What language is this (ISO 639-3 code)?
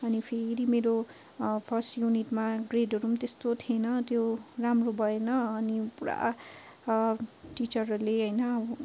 nep